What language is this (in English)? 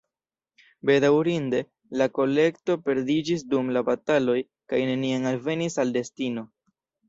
Esperanto